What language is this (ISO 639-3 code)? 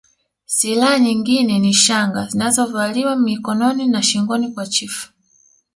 swa